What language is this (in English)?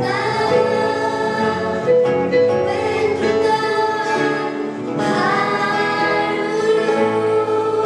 Romanian